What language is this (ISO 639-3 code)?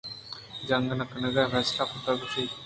bgp